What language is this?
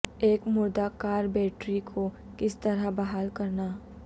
Urdu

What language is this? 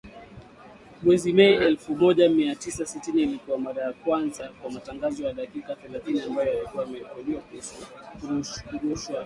Swahili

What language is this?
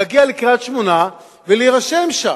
Hebrew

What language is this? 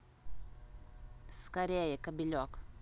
Russian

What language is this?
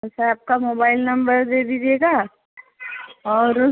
Hindi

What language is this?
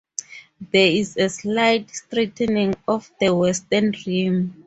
English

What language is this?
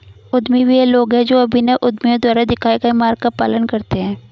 Hindi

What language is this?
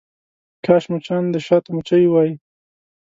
Pashto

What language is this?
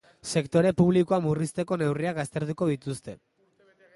Basque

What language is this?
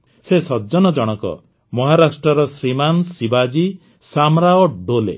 Odia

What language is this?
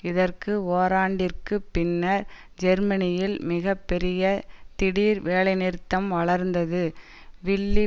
Tamil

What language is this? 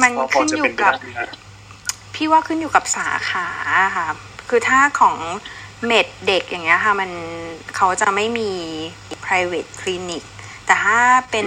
Thai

